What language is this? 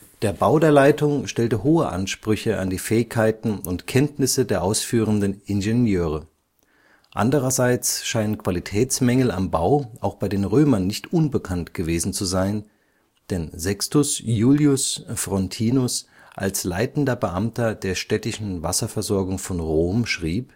German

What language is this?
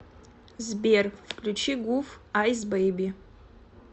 Russian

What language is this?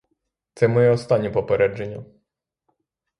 Ukrainian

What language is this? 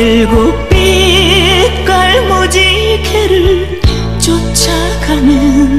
Korean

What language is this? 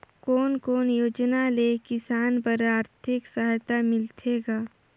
Chhattisgarhi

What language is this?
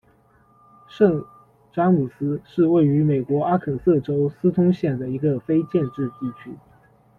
Chinese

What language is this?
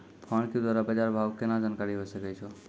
Maithili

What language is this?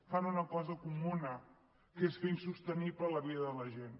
Catalan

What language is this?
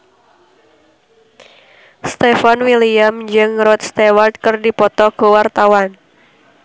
Sundanese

